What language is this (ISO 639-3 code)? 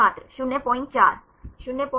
hin